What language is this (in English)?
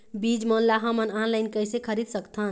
Chhattisgarhi